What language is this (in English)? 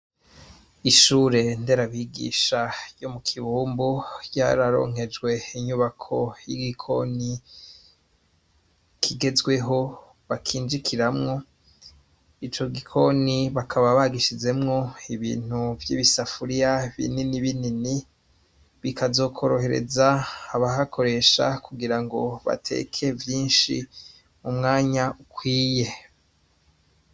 Rundi